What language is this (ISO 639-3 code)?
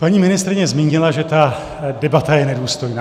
ces